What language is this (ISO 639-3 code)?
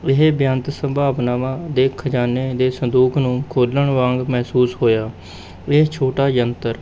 pan